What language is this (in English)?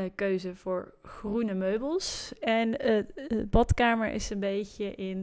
Dutch